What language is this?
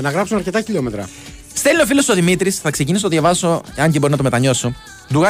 Greek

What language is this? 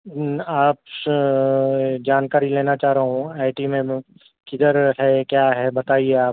Urdu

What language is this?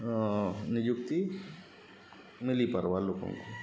Odia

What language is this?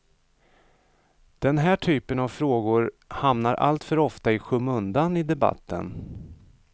Swedish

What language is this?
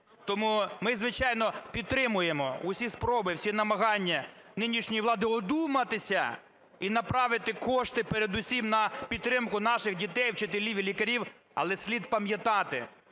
Ukrainian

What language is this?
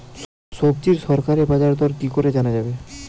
Bangla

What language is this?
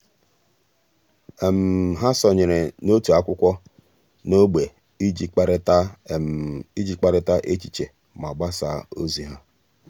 Igbo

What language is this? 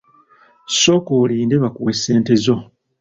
Ganda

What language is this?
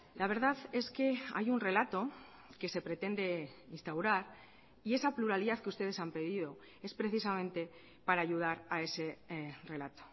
Spanish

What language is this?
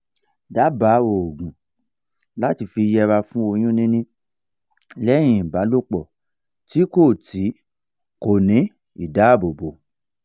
Yoruba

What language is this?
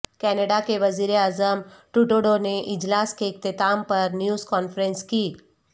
Urdu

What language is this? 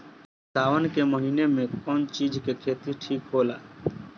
Bhojpuri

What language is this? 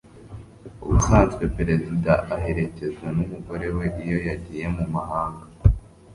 Kinyarwanda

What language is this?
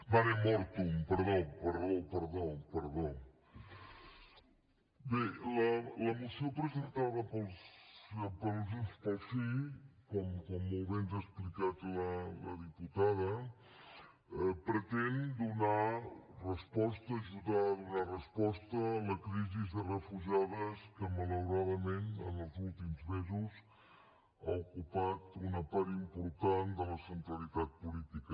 Catalan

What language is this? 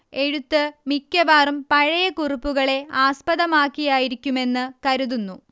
Malayalam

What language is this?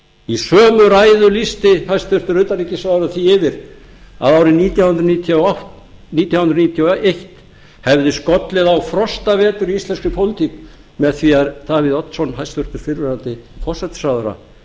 Icelandic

